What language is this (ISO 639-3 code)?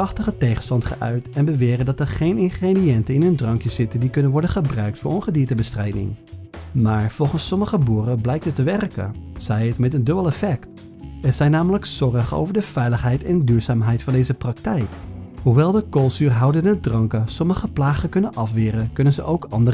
nld